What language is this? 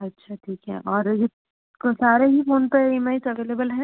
Hindi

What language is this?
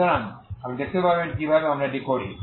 Bangla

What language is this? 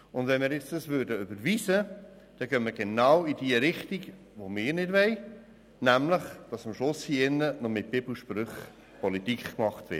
Swiss German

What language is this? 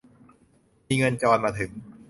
Thai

